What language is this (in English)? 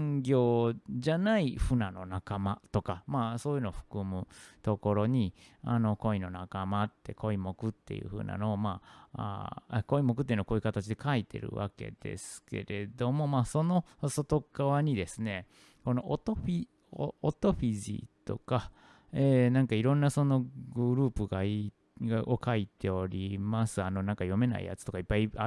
Japanese